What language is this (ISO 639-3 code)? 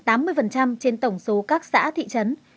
vie